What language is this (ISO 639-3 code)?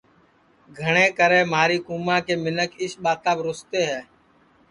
ssi